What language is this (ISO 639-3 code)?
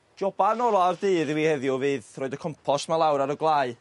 cym